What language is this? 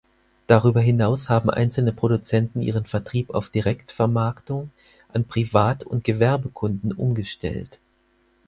German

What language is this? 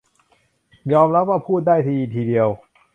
Thai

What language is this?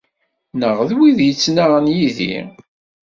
Kabyle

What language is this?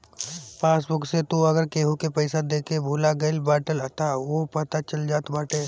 Bhojpuri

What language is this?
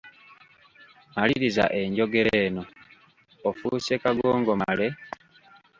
Ganda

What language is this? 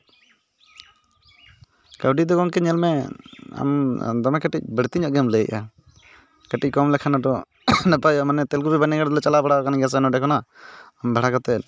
Santali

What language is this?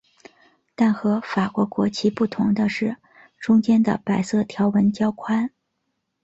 Chinese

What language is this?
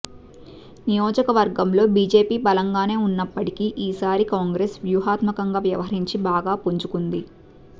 Telugu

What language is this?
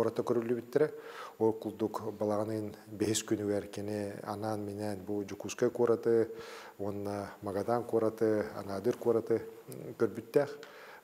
Arabic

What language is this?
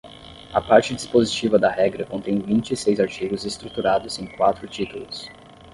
Portuguese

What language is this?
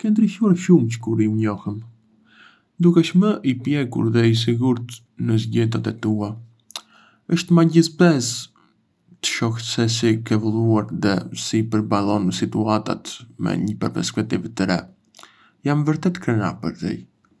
Arbëreshë Albanian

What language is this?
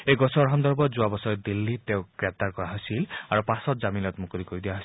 Assamese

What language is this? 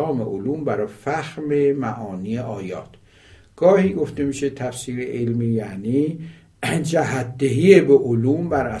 Persian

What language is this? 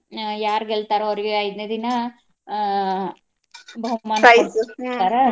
Kannada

